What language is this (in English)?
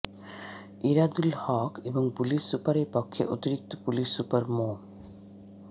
Bangla